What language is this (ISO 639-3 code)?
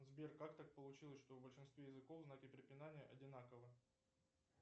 rus